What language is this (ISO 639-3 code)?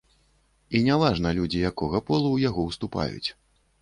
bel